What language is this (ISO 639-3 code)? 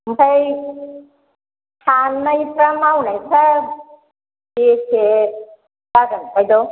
brx